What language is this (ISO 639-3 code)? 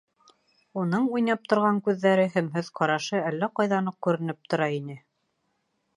bak